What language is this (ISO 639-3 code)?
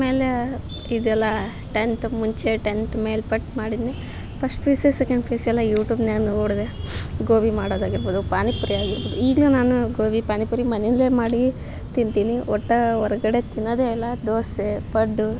kan